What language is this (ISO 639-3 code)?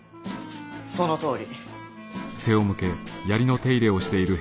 jpn